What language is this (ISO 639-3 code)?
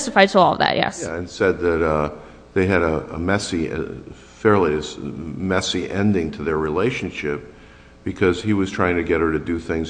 eng